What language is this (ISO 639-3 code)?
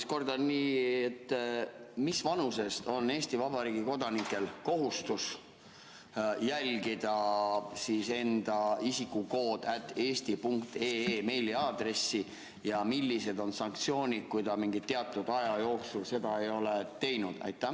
est